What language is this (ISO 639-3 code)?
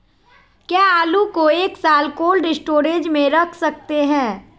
mag